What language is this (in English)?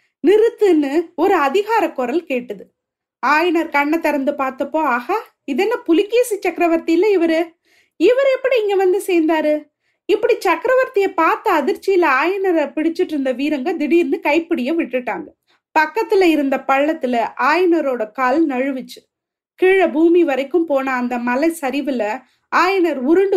Tamil